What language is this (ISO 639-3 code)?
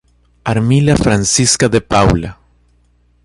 por